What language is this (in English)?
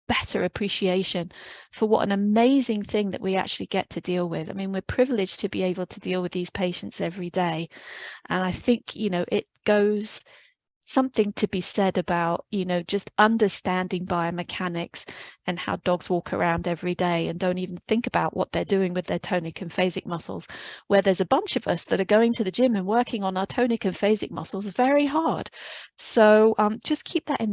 English